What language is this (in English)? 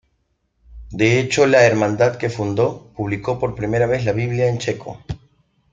Spanish